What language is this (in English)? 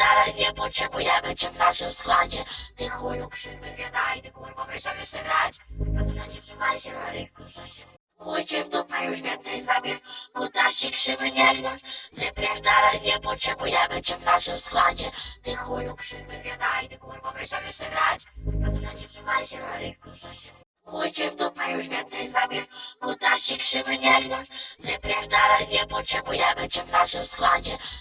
Polish